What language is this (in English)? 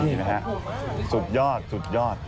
Thai